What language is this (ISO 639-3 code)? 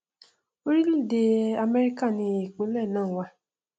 yor